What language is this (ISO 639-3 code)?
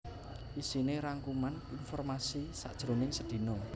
jav